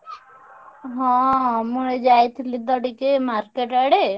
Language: Odia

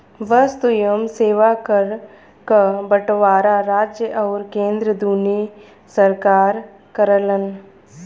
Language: Bhojpuri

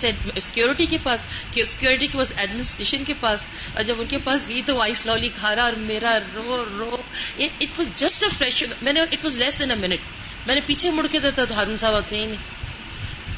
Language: Urdu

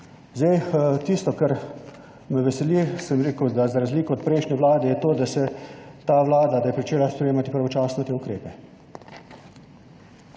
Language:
Slovenian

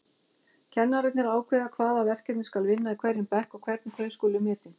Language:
Icelandic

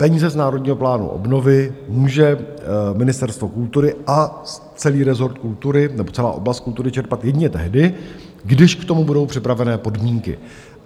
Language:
Czech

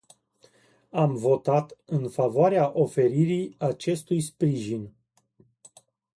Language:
Romanian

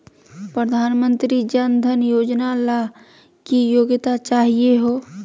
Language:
Magahi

